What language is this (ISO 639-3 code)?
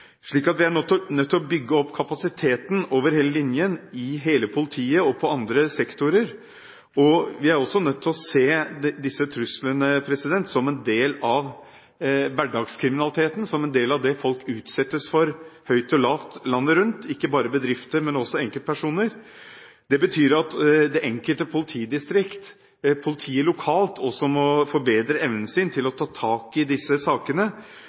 nob